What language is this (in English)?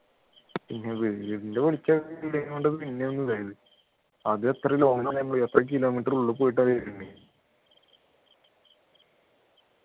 Malayalam